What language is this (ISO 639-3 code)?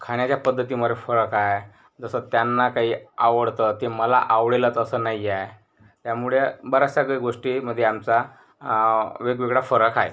mar